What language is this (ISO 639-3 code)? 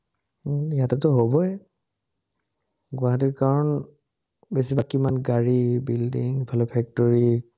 asm